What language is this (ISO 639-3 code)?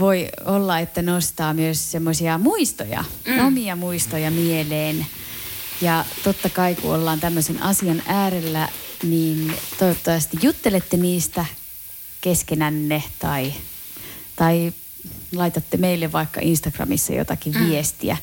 fin